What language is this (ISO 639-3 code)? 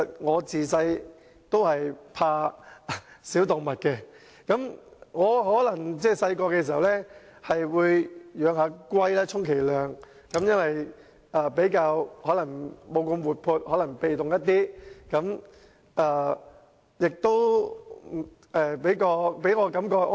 yue